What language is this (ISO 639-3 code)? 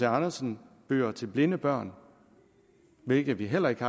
dan